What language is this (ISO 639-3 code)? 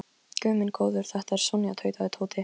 isl